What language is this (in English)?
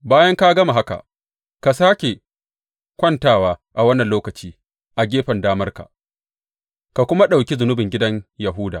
Hausa